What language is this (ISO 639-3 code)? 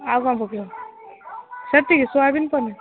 ori